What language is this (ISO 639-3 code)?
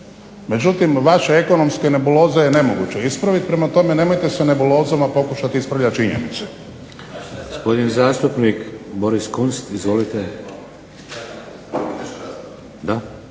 hrv